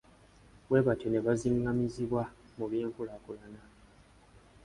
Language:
Ganda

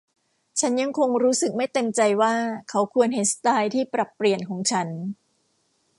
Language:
Thai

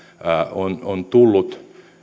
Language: Finnish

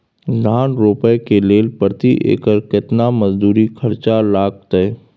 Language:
Maithili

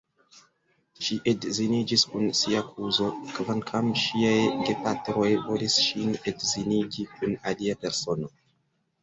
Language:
Esperanto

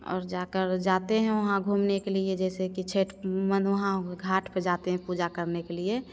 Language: Hindi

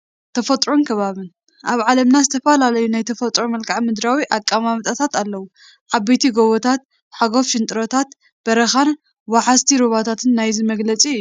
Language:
Tigrinya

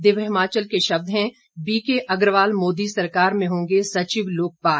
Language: Hindi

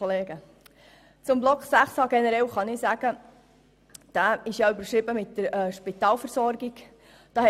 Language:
Swiss German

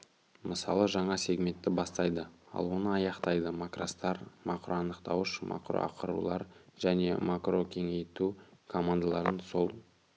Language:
Kazakh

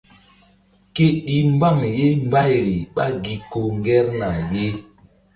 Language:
Mbum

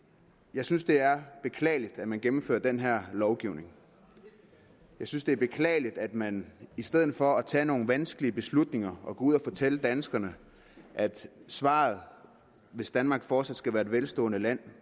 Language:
Danish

